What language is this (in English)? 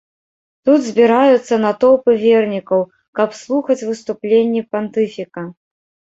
Belarusian